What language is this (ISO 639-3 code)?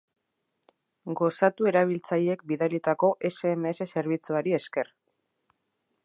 eus